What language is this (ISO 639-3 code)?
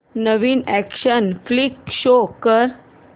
mar